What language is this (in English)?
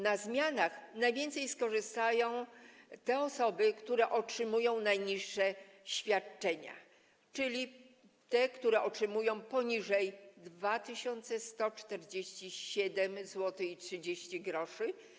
Polish